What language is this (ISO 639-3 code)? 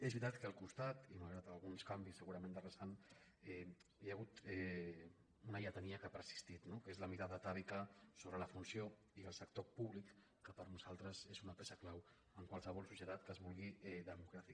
cat